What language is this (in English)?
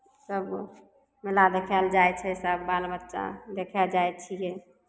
Maithili